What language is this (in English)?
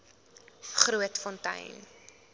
Afrikaans